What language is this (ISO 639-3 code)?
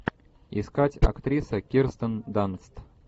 rus